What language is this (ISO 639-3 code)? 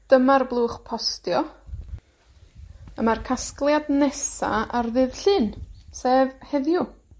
cym